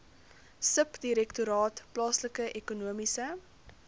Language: Afrikaans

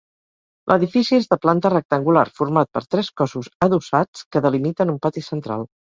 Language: Catalan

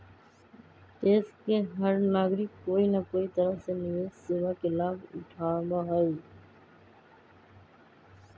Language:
Magahi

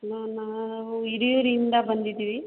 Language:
Kannada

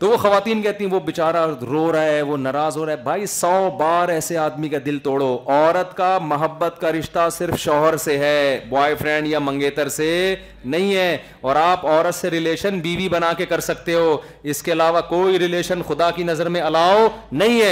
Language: Urdu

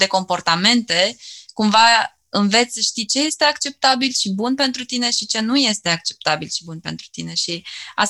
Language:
Romanian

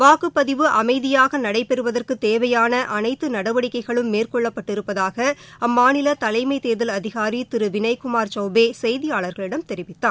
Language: Tamil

